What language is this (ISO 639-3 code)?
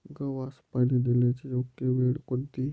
mar